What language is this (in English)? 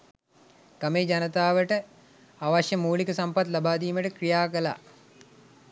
Sinhala